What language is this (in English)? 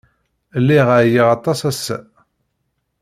Kabyle